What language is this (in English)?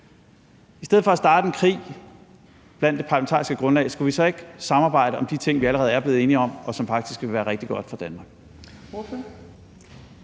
Danish